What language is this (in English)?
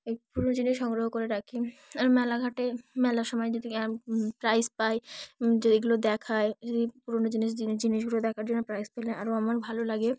Bangla